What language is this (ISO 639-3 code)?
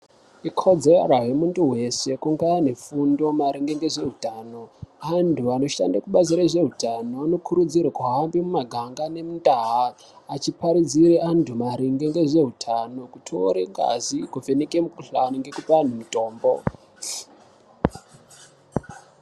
ndc